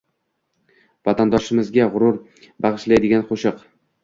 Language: Uzbek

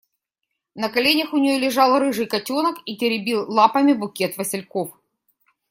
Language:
Russian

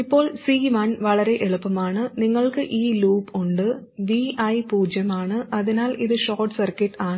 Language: Malayalam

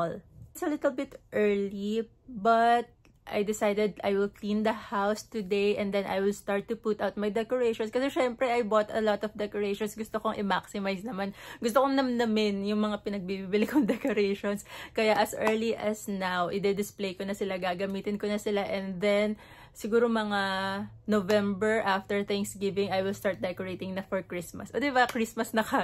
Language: Filipino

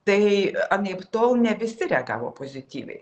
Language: Lithuanian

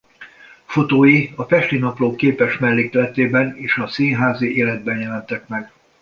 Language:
Hungarian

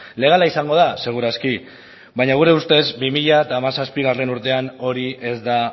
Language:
Basque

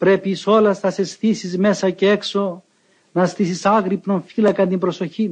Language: Greek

